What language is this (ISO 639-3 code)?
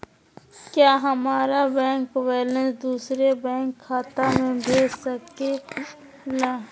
mag